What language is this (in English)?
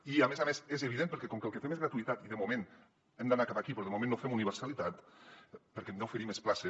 Catalan